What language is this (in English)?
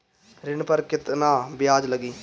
Bhojpuri